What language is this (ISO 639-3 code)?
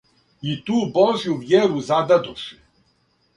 srp